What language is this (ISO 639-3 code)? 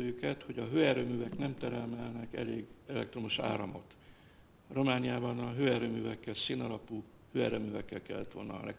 hun